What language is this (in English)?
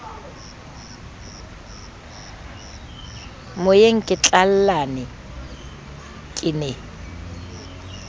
Southern Sotho